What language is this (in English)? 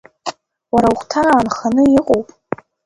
Abkhazian